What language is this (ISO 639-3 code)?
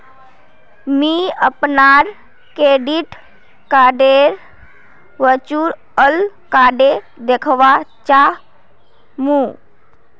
mag